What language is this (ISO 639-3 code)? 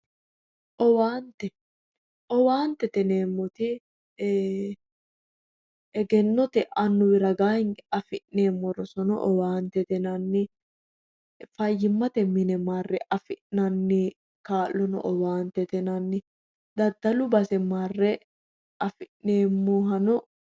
sid